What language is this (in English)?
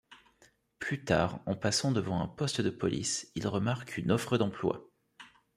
French